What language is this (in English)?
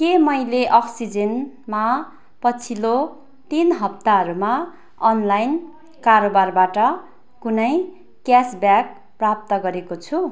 Nepali